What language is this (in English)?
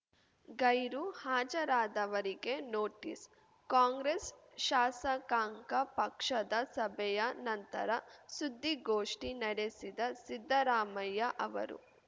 Kannada